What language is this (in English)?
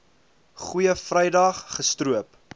Afrikaans